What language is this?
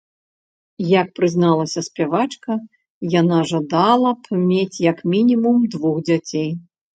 Belarusian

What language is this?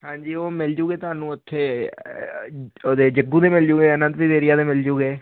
Punjabi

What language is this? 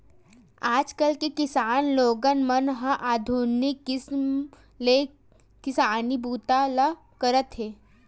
Chhattisgarhi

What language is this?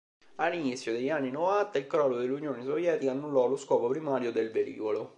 Italian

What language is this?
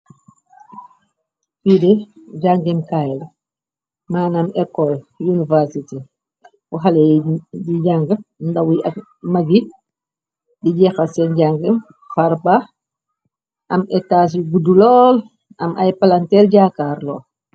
Wolof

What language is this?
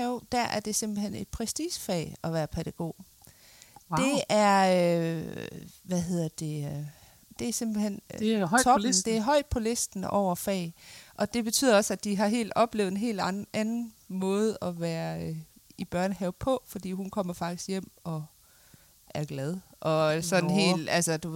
Danish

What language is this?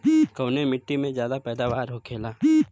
Bhojpuri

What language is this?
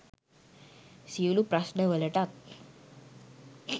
Sinhala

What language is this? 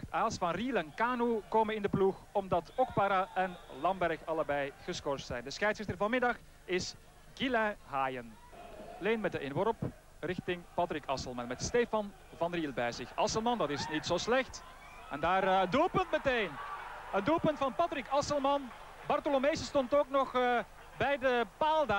Dutch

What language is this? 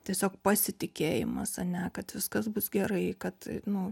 Lithuanian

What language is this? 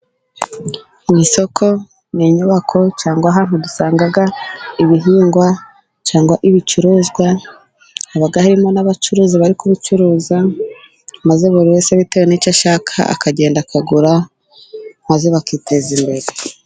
Kinyarwanda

